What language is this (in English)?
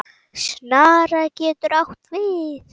Icelandic